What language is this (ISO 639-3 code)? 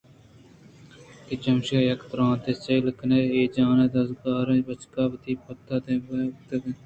bgp